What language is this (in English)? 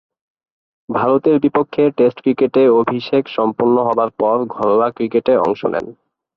Bangla